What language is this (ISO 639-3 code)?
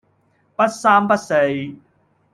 yue